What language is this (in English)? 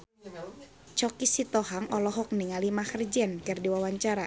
Sundanese